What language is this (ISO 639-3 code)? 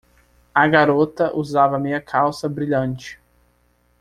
por